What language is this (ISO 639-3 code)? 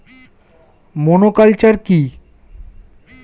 ben